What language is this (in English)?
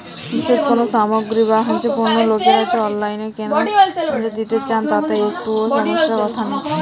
Bangla